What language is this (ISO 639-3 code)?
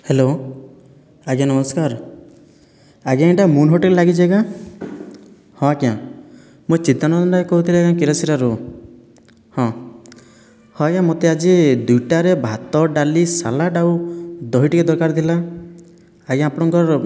ori